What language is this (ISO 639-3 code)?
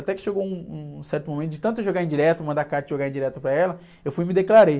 por